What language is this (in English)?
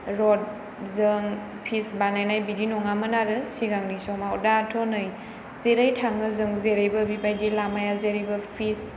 Bodo